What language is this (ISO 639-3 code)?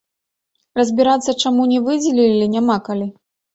bel